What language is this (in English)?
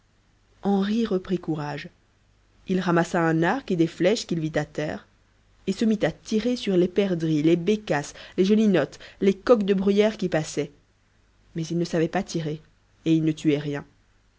French